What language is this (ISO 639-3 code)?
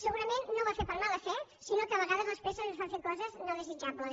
cat